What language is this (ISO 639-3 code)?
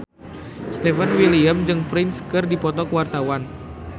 sun